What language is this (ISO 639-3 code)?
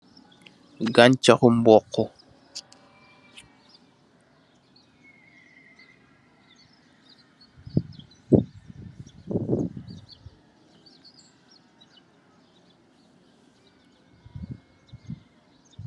wol